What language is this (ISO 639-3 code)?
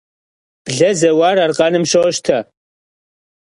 kbd